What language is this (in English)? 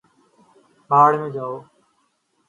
Urdu